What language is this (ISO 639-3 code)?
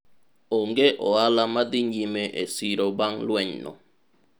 luo